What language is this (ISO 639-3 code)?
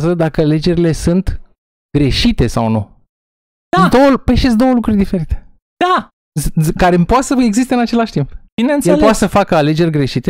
ron